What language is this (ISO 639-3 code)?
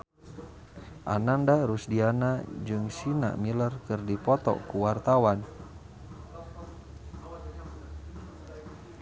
sun